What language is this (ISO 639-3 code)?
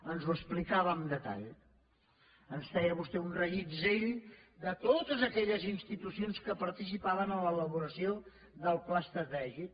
cat